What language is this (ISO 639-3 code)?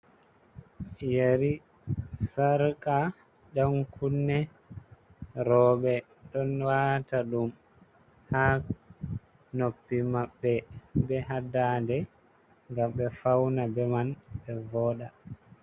ful